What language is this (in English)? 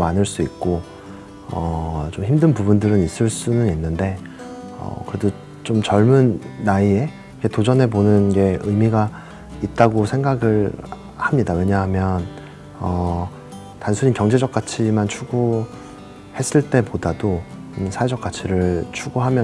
Korean